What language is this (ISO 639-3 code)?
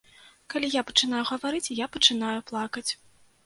bel